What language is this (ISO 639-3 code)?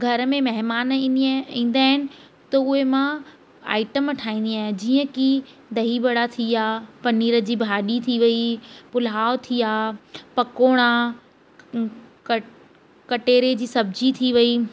snd